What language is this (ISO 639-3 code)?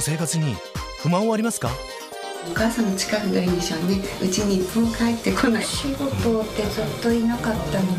jpn